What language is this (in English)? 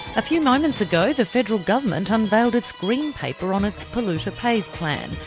English